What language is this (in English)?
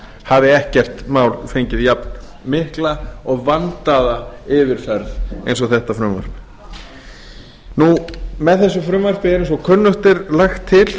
Icelandic